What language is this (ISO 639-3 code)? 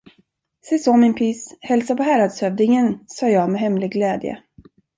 swe